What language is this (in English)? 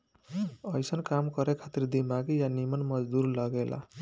Bhojpuri